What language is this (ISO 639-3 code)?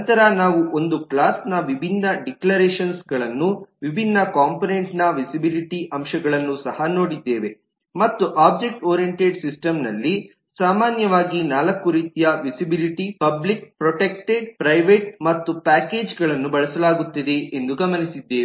kan